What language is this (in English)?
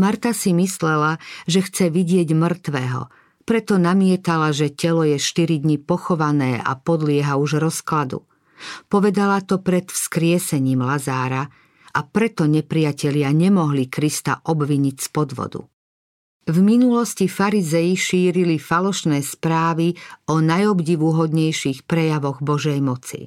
Slovak